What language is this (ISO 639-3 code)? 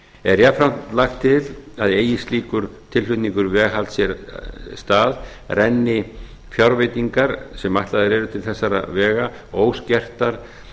isl